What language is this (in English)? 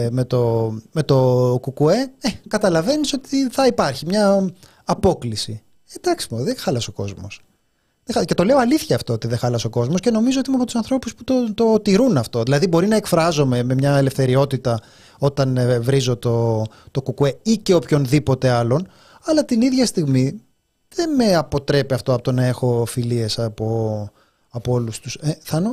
Greek